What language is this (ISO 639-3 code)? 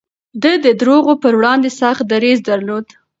pus